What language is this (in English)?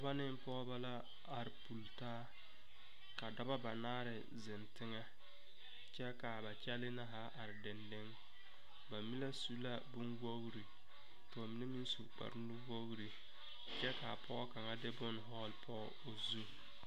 Southern Dagaare